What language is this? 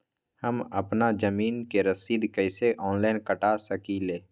Magahi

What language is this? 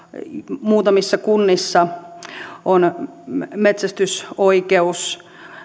Finnish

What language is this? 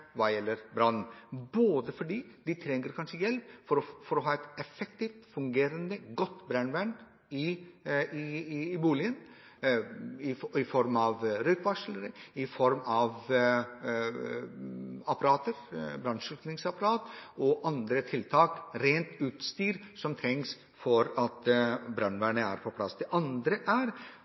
Norwegian Bokmål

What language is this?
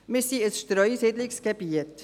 Swiss German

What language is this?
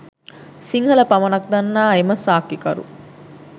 Sinhala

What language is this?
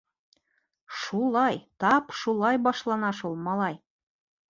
Bashkir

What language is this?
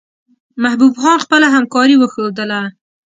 Pashto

